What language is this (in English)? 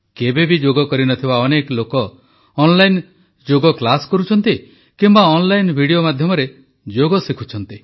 Odia